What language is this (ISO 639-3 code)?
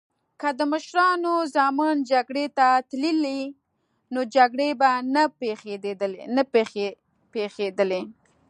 pus